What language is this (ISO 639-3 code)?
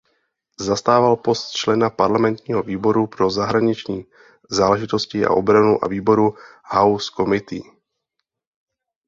ces